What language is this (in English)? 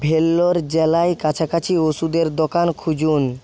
Bangla